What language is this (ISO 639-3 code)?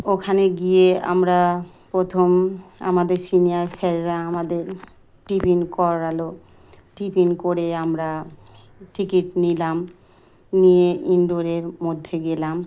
ben